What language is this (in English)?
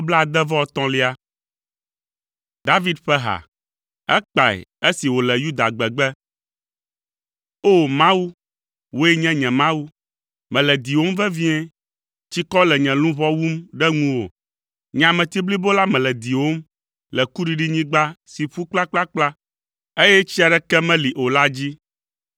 Ewe